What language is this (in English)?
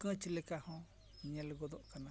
Santali